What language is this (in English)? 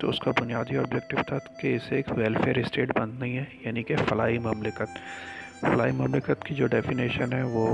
Urdu